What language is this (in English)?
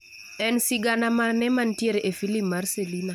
Luo (Kenya and Tanzania)